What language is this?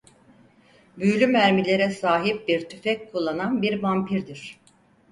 Turkish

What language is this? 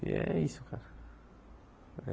Portuguese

